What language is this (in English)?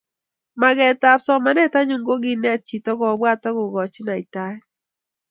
Kalenjin